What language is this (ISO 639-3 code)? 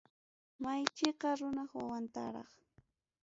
quy